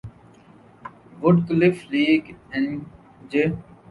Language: Urdu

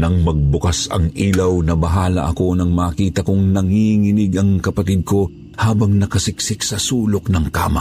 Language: Filipino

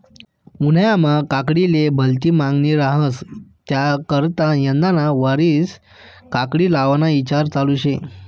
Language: Marathi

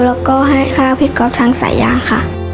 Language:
Thai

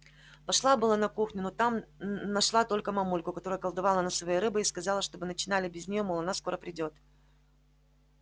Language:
Russian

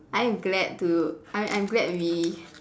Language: English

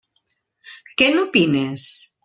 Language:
Catalan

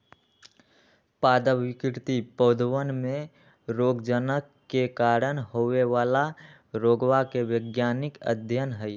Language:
Magahi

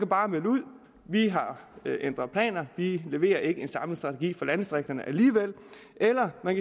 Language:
Danish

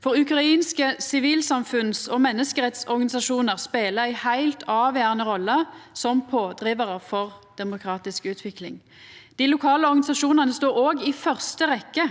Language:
Norwegian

